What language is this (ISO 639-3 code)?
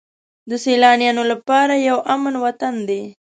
pus